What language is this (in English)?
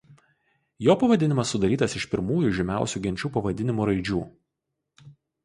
Lithuanian